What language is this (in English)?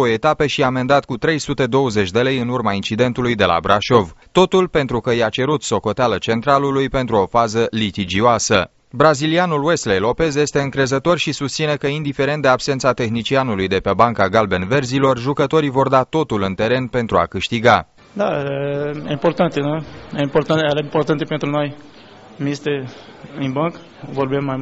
Romanian